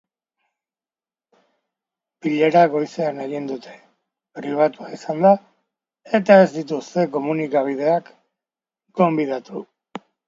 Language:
Basque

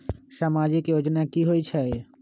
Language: Magahi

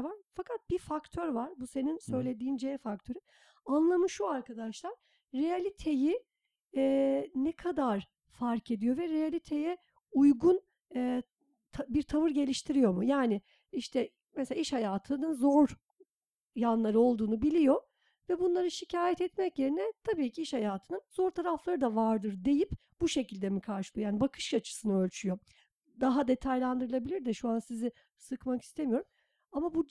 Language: Turkish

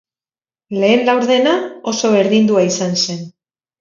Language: Basque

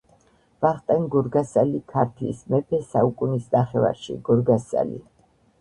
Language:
Georgian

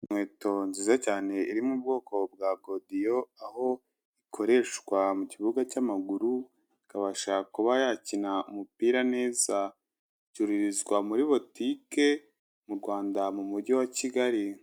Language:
Kinyarwanda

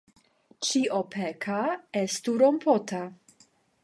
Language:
Esperanto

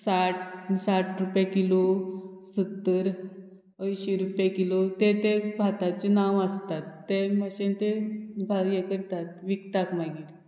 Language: Konkani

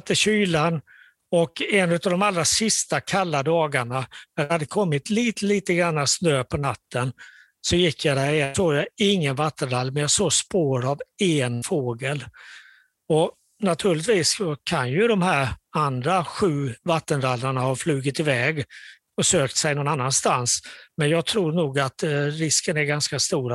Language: Swedish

